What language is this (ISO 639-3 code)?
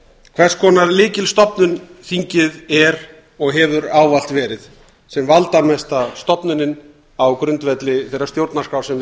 isl